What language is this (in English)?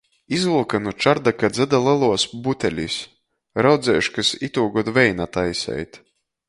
Latgalian